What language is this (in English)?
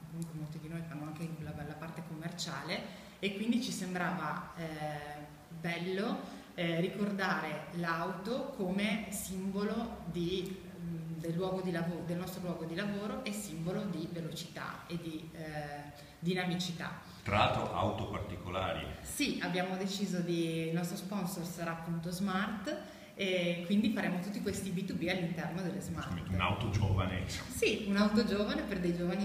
Italian